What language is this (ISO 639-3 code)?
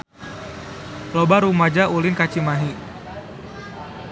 sun